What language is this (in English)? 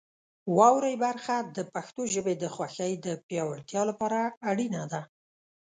Pashto